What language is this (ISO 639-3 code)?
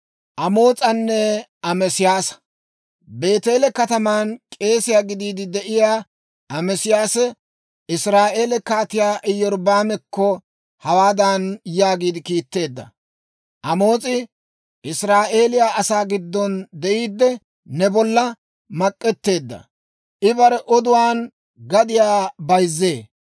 dwr